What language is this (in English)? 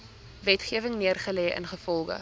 Afrikaans